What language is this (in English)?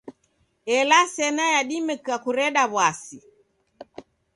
Taita